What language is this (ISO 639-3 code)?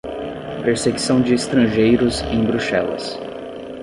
por